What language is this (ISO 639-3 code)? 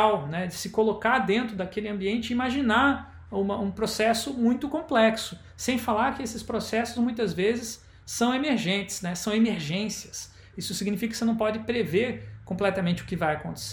por